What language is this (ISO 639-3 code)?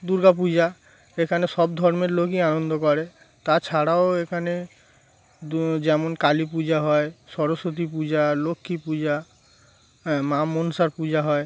ben